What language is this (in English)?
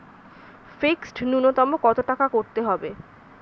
Bangla